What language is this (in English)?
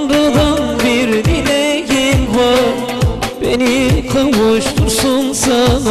Greek